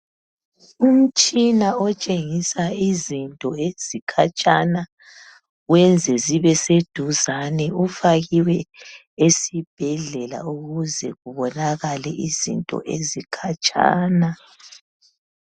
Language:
North Ndebele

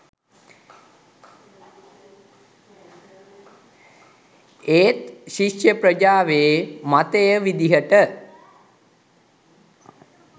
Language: Sinhala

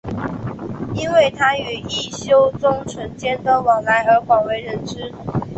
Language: Chinese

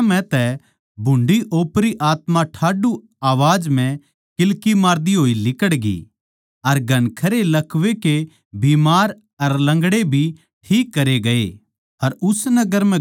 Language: Haryanvi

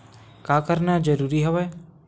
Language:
Chhattisgarhi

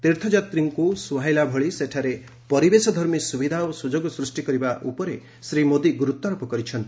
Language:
Odia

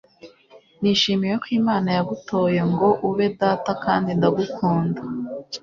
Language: Kinyarwanda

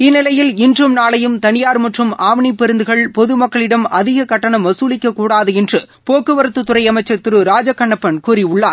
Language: Tamil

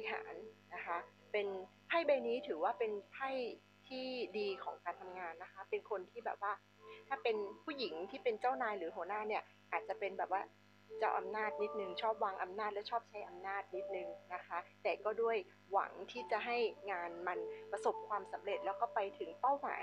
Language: Thai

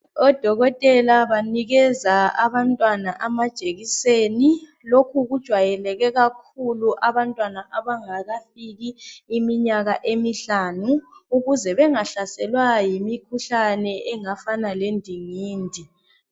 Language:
North Ndebele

